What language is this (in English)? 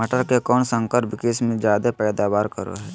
Magahi